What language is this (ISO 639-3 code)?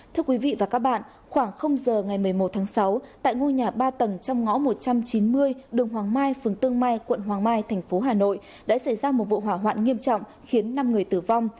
vie